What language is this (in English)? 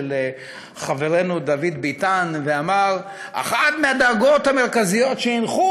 Hebrew